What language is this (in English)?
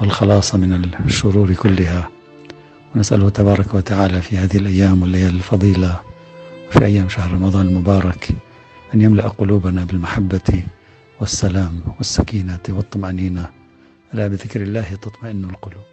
Arabic